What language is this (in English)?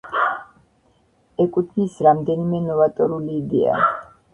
Georgian